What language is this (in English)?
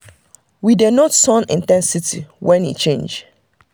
Nigerian Pidgin